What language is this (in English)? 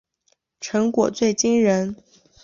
Chinese